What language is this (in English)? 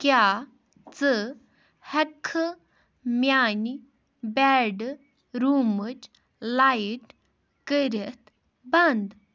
Kashmiri